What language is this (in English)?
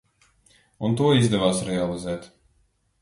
Latvian